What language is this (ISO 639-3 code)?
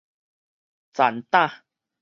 nan